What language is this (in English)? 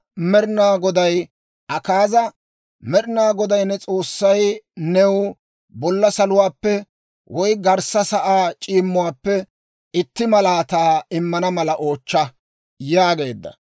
Dawro